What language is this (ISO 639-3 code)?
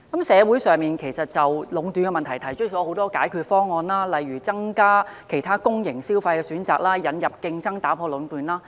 yue